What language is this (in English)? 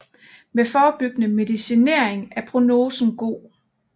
Danish